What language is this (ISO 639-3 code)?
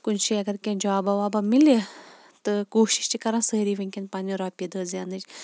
kas